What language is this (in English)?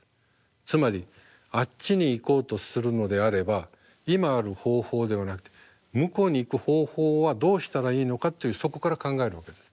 Japanese